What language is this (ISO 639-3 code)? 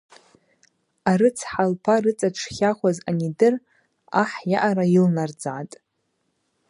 abq